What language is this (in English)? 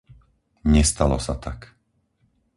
Slovak